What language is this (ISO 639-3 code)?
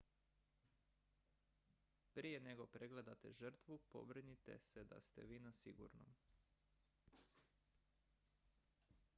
hrv